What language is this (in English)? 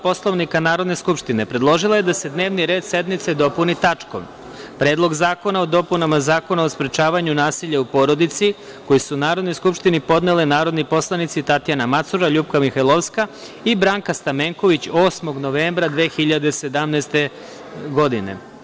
Serbian